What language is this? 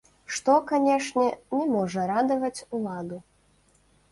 Belarusian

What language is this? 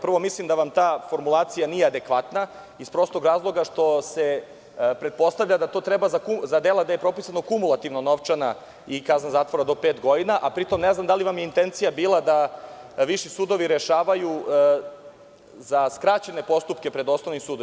Serbian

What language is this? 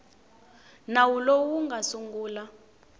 Tsonga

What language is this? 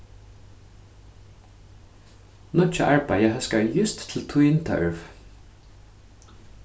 Faroese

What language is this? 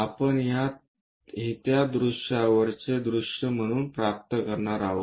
Marathi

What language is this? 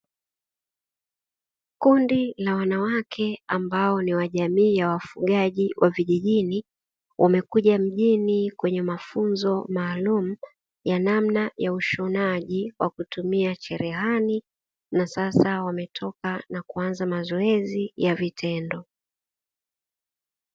Swahili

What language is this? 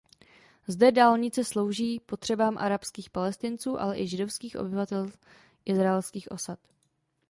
Czech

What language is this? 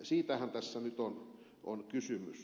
Finnish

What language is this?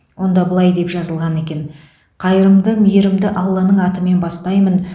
Kazakh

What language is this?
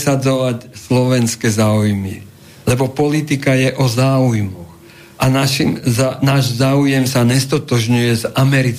Slovak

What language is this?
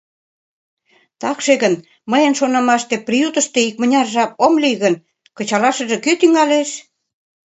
Mari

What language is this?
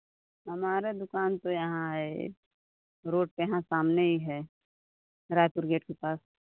Hindi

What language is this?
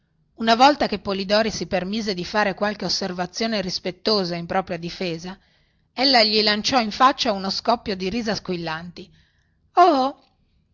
Italian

